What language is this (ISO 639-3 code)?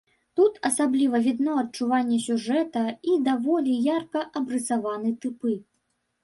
bel